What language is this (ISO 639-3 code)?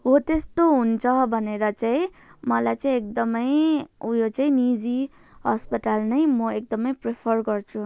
nep